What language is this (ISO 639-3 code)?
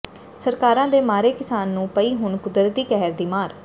pan